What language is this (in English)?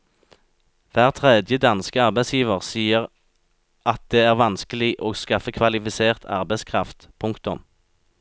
Norwegian